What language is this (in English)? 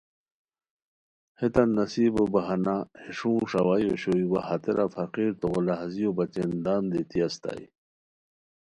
Khowar